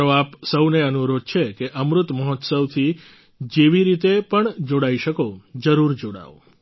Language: Gujarati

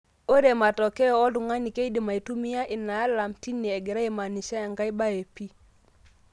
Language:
Masai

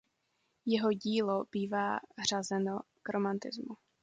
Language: Czech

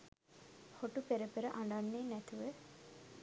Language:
Sinhala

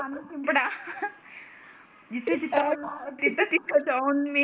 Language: Marathi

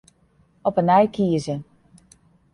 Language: Western Frisian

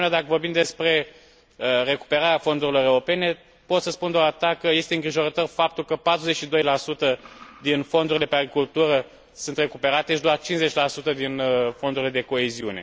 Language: Romanian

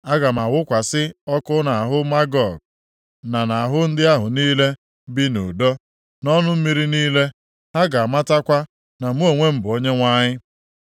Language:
Igbo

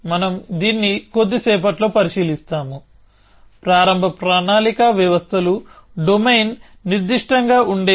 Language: Telugu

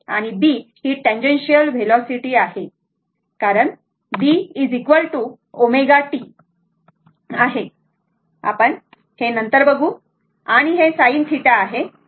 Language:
Marathi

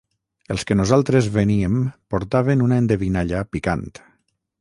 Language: Catalan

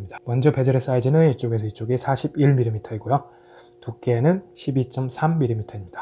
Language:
Korean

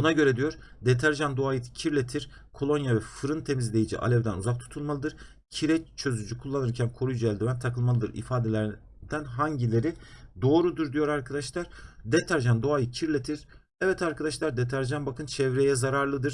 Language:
Turkish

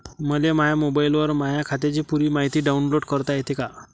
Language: Marathi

